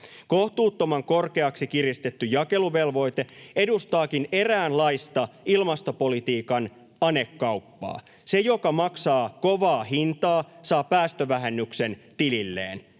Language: Finnish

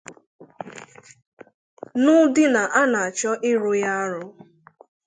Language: Igbo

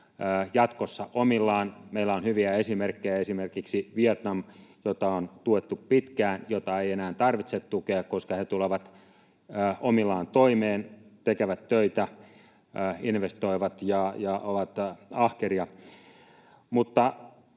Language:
Finnish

